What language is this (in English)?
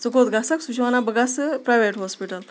Kashmiri